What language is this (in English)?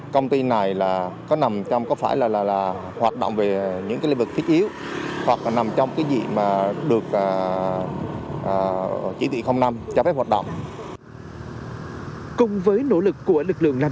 Vietnamese